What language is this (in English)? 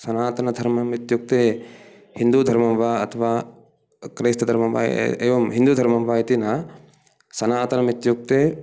Sanskrit